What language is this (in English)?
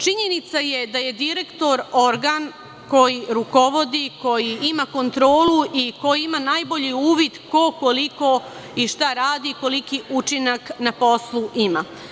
Serbian